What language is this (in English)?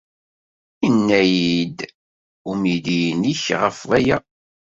Kabyle